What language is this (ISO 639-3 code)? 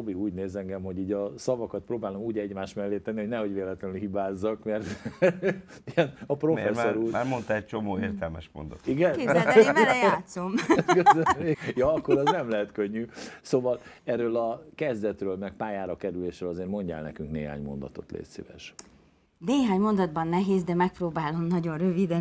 hun